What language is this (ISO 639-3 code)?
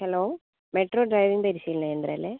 mal